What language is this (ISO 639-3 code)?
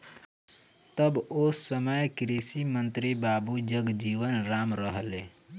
bho